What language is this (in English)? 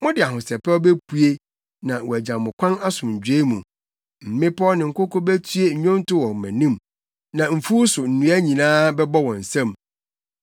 Akan